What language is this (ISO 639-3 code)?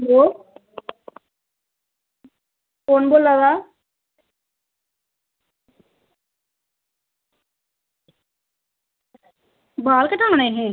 doi